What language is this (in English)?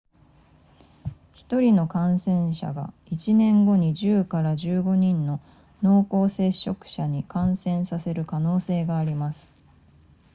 Japanese